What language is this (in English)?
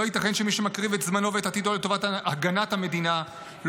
Hebrew